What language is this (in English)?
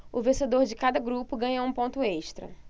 Portuguese